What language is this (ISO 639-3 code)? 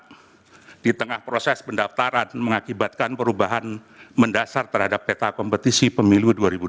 ind